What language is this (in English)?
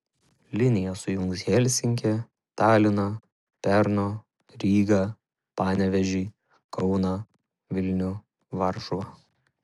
Lithuanian